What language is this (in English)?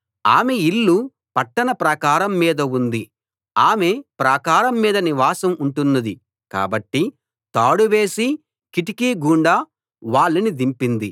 Telugu